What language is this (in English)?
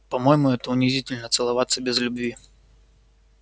Russian